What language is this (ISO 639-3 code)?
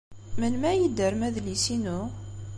kab